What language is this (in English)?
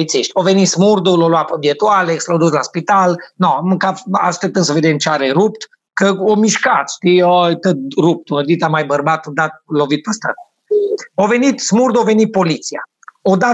Romanian